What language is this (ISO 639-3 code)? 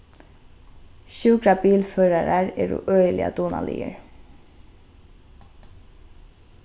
fao